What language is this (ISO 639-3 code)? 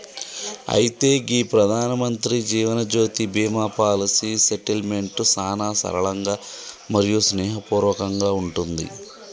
tel